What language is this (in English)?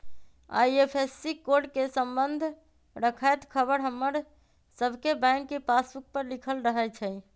Magahi